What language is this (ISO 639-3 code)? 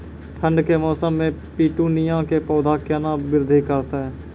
mai